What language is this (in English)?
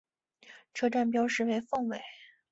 Chinese